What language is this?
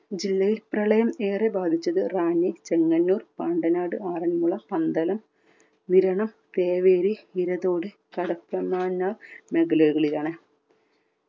Malayalam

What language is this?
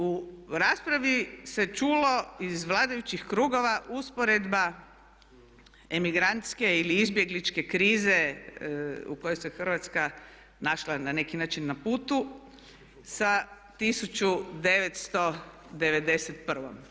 Croatian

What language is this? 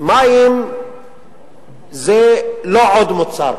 Hebrew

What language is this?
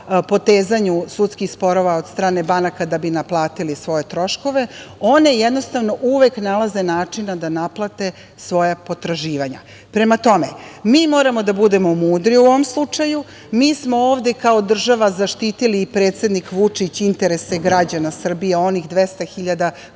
Serbian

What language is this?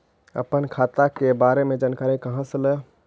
Magahi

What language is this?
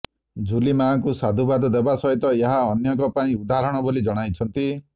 Odia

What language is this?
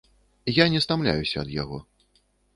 Belarusian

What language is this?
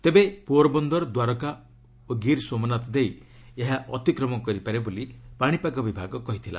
Odia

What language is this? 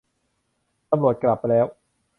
Thai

